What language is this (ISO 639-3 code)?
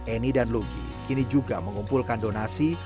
ind